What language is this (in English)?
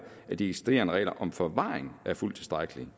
Danish